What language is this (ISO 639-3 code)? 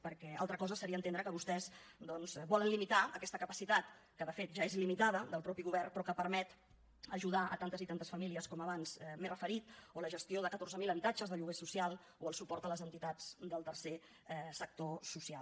cat